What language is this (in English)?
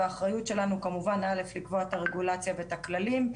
Hebrew